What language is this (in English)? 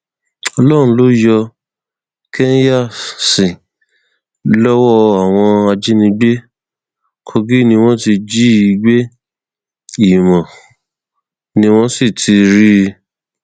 Yoruba